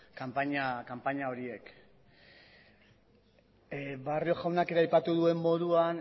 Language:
Basque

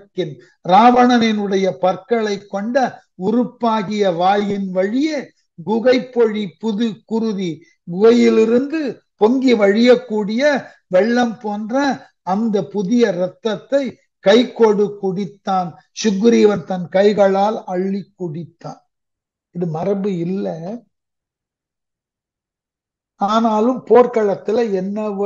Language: Tamil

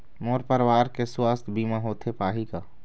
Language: Chhattisgarhi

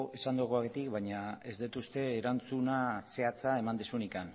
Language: Basque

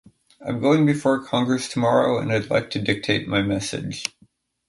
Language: English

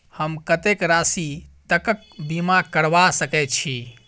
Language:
Maithili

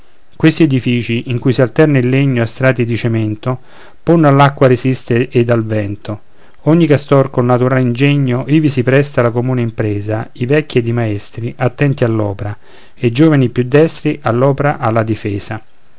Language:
Italian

